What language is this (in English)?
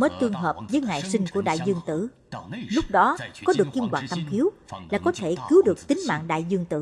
Vietnamese